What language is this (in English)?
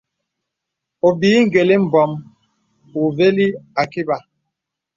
Bebele